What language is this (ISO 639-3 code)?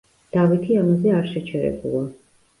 kat